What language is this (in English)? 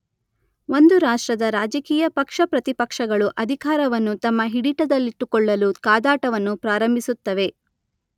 Kannada